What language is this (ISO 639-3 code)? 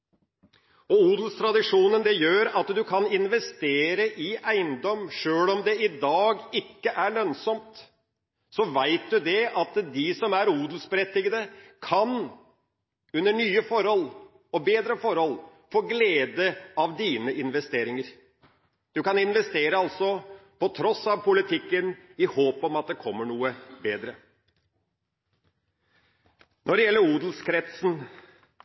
nob